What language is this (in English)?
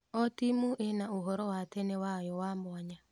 Kikuyu